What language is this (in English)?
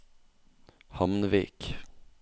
Norwegian